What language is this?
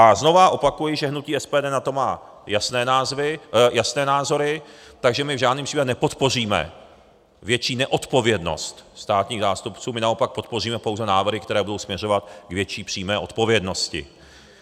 Czech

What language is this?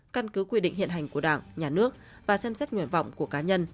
Vietnamese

